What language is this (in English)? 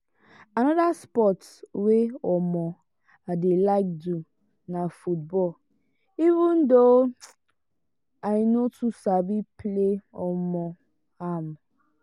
Nigerian Pidgin